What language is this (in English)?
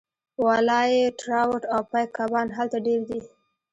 Pashto